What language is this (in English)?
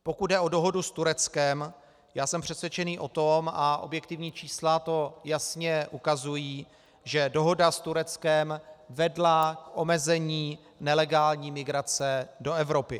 Czech